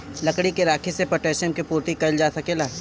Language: Bhojpuri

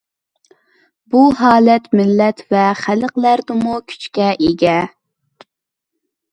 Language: Uyghur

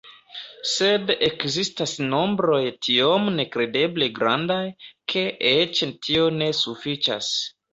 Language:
Esperanto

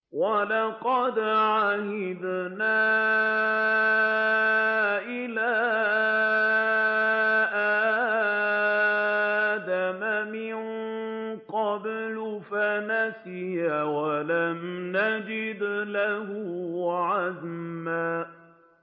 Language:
Arabic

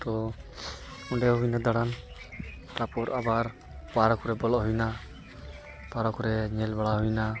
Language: Santali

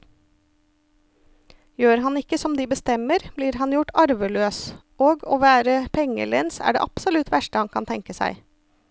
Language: Norwegian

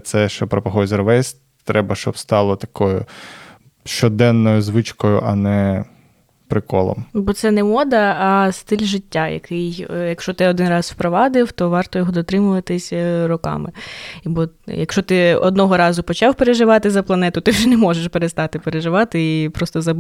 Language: Ukrainian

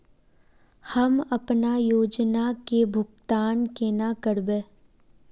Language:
Magahi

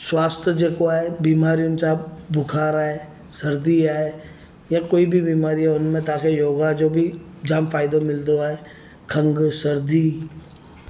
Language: Sindhi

